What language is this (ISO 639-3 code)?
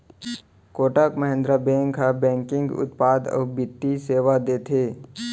hne